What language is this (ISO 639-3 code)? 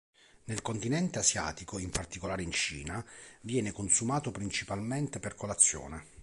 ita